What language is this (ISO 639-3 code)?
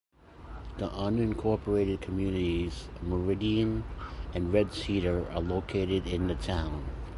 eng